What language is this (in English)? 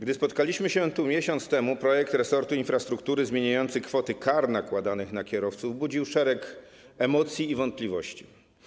Polish